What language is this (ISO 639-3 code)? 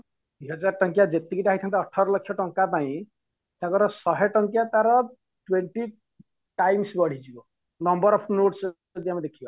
ori